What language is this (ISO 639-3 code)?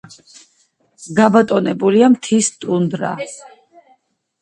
kat